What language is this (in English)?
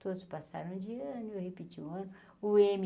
Portuguese